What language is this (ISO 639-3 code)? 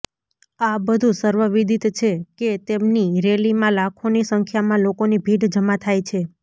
guj